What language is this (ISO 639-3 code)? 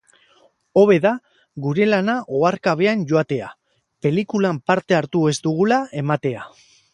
eus